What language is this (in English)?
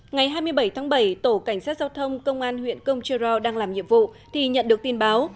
Vietnamese